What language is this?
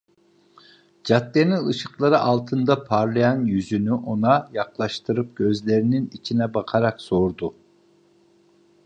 Turkish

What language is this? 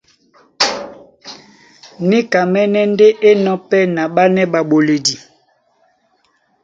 Duala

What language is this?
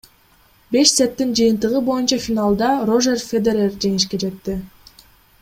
Kyrgyz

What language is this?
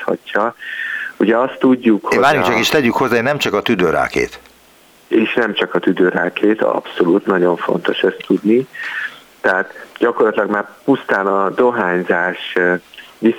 Hungarian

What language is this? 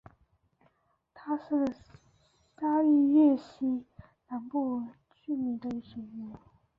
Chinese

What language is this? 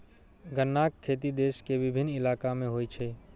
Maithili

